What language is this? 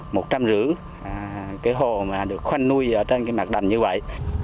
Vietnamese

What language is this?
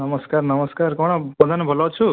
Odia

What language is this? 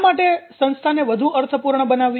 Gujarati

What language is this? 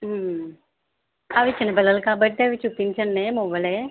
Telugu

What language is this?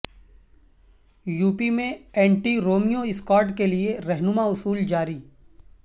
Urdu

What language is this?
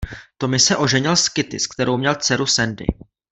Czech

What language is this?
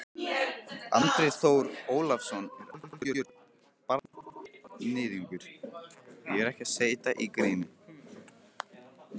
Icelandic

